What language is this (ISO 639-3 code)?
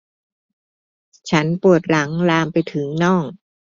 tha